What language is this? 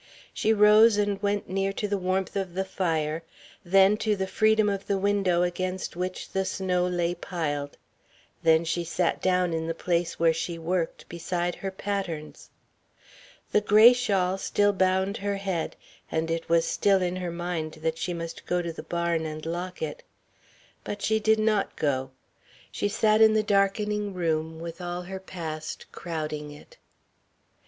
English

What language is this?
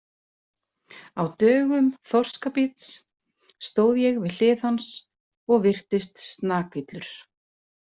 Icelandic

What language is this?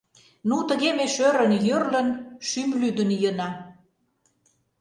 Mari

